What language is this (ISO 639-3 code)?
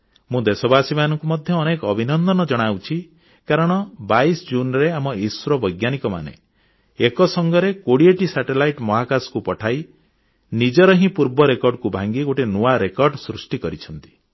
ori